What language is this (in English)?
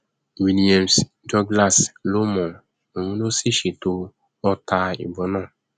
Yoruba